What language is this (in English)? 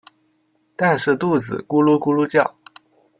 Chinese